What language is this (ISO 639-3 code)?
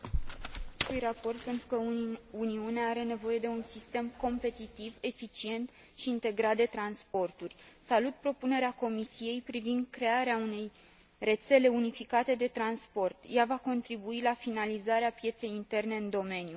ron